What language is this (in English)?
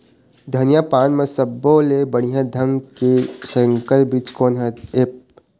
Chhattisgarhi